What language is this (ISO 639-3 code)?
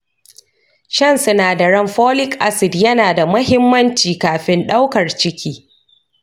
hau